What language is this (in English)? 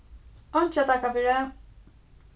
Faroese